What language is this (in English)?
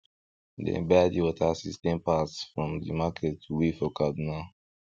Nigerian Pidgin